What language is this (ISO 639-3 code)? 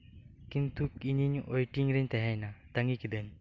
sat